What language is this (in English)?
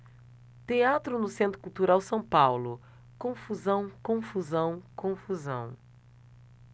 Portuguese